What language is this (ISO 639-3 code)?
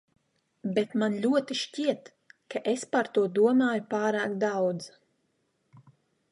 lav